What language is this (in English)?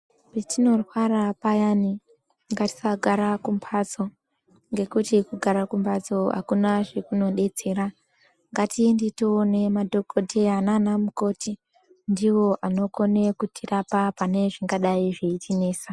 Ndau